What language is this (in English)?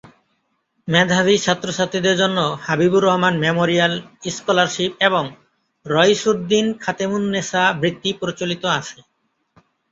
Bangla